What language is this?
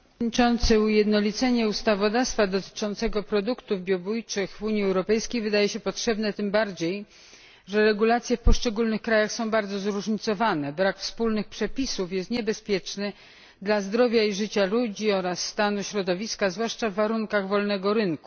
Polish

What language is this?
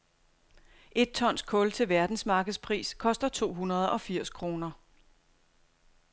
Danish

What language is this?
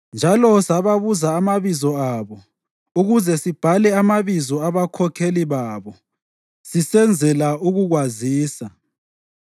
North Ndebele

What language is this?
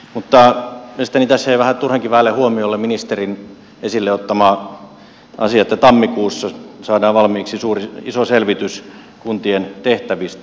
Finnish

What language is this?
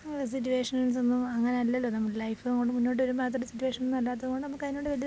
Malayalam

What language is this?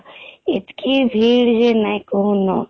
Odia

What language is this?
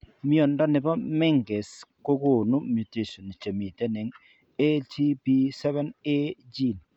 Kalenjin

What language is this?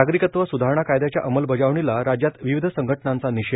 Marathi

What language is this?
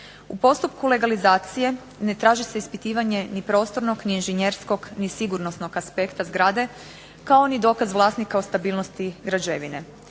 Croatian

